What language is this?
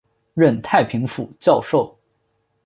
Chinese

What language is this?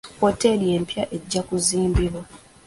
Ganda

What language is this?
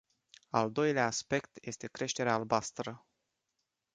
Romanian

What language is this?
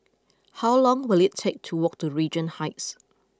English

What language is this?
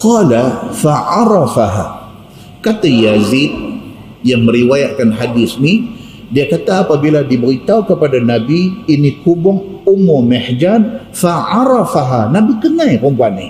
Malay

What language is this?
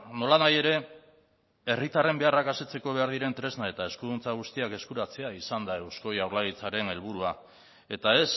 Basque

